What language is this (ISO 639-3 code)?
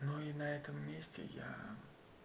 rus